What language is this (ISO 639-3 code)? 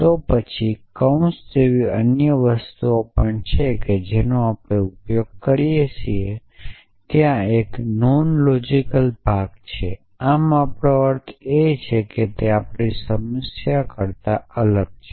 guj